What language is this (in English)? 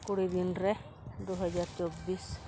Santali